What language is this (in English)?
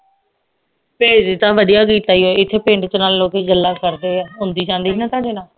Punjabi